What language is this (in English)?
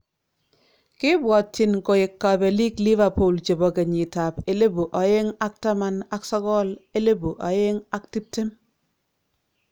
Kalenjin